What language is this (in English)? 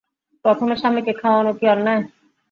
Bangla